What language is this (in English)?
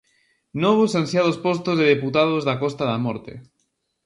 Galician